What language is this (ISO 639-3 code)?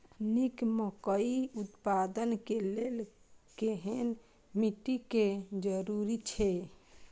mai